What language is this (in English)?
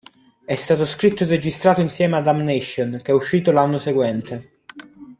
Italian